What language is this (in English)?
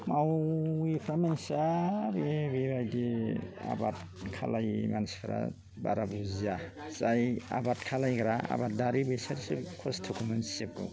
Bodo